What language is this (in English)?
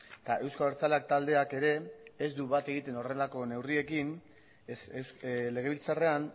Basque